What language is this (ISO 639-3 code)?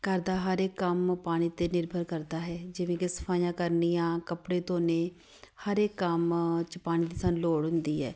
pan